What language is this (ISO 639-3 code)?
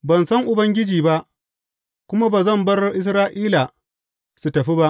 hau